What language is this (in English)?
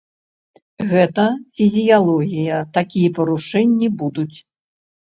Belarusian